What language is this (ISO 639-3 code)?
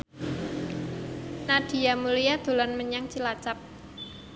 jav